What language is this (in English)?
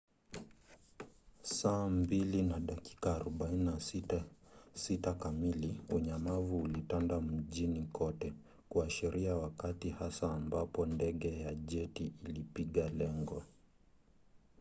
Swahili